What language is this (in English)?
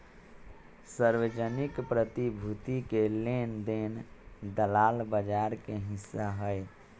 Magahi